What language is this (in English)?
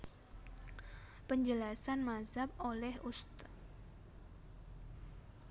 Javanese